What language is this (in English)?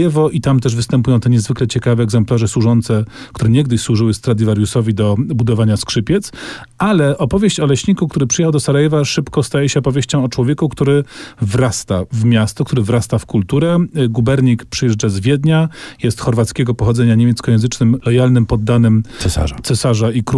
Polish